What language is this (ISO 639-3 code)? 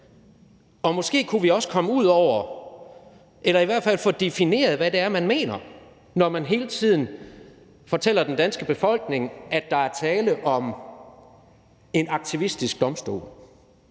dan